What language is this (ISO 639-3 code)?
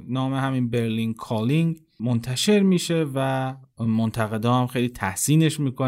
fas